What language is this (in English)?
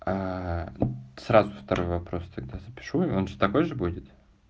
Russian